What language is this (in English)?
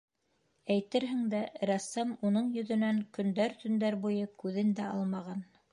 Bashkir